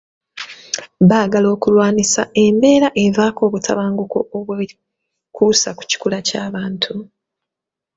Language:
Ganda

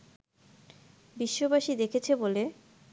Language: Bangla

